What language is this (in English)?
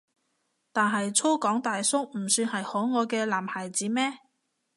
Cantonese